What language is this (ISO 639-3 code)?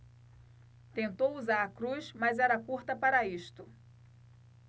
por